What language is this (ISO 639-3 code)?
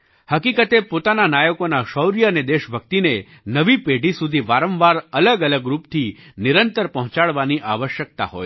guj